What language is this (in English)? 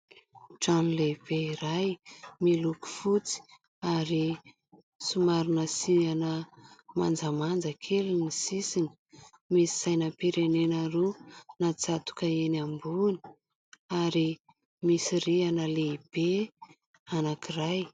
Malagasy